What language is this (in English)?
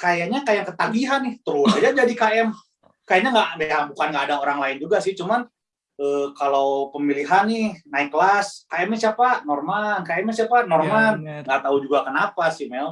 Indonesian